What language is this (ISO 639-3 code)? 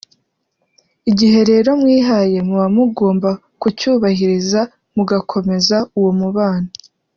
kin